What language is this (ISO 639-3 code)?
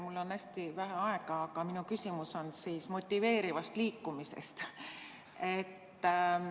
est